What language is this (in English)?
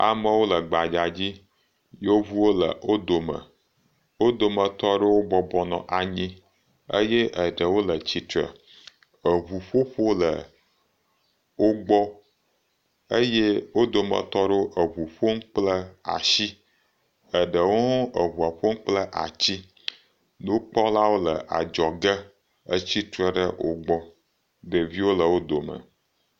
Ewe